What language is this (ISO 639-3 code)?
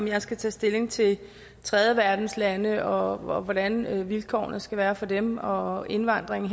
dan